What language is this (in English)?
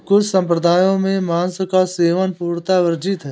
Hindi